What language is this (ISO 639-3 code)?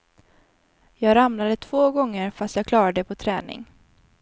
swe